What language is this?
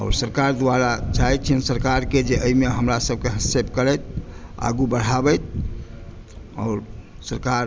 Maithili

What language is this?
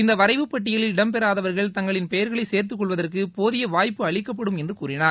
Tamil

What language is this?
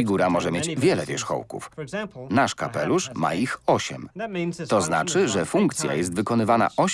Polish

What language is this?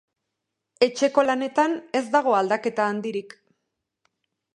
Basque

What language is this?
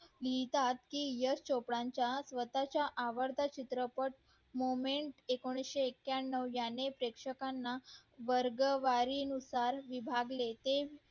Marathi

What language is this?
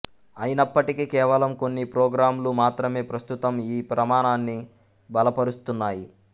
Telugu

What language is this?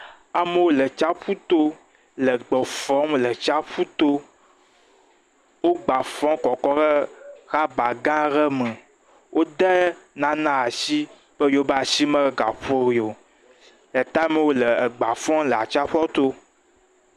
Ewe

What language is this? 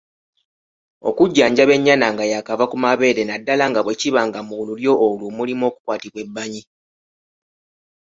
Ganda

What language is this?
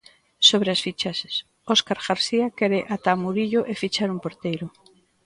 Galician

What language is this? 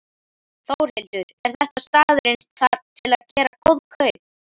Icelandic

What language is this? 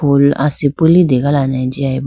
Idu-Mishmi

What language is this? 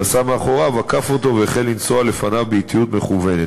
Hebrew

